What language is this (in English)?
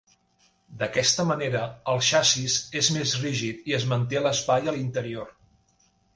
Catalan